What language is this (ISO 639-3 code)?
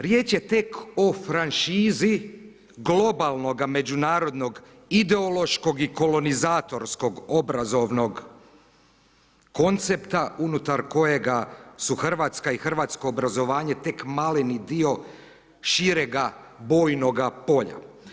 hrv